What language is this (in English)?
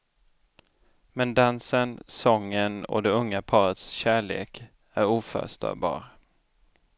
Swedish